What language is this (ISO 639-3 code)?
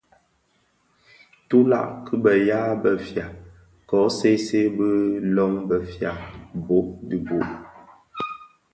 ksf